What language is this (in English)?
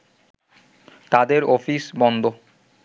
Bangla